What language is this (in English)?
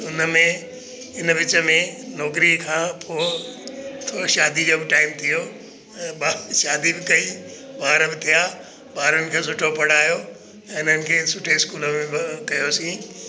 Sindhi